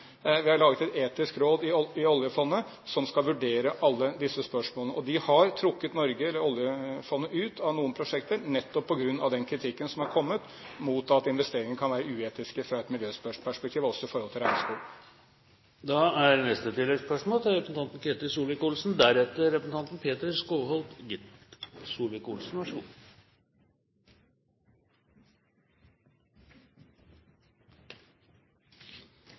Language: Norwegian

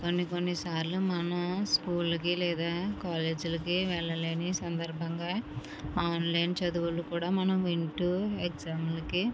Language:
Telugu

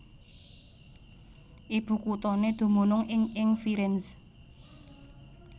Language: Javanese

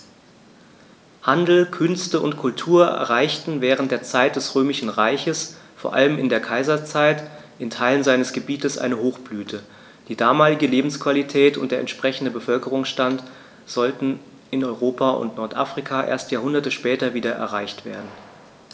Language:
German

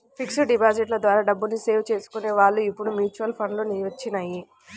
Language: Telugu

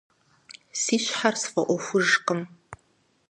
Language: Kabardian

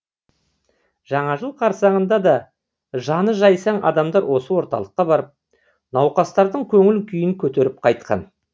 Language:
Kazakh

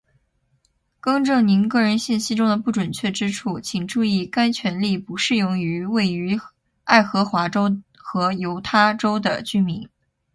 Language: Chinese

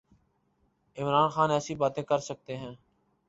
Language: Urdu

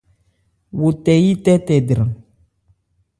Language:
Ebrié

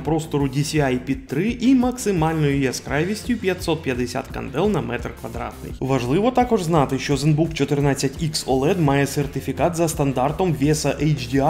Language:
Ukrainian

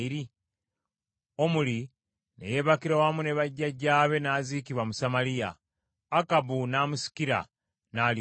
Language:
Ganda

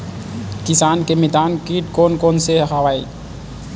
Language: Chhattisgarhi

